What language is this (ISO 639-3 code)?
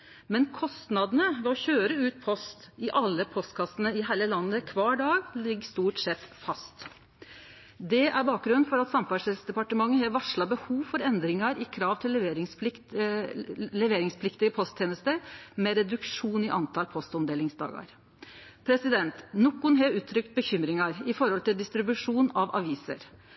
nno